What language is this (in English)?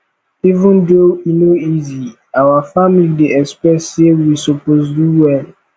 Nigerian Pidgin